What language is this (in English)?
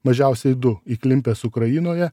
Lithuanian